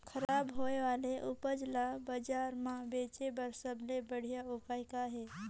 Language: Chhattisgarhi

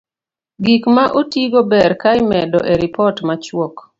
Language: Luo (Kenya and Tanzania)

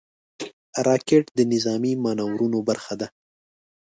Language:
Pashto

